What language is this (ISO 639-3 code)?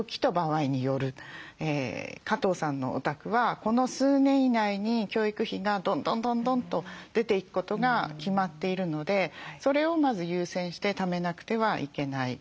jpn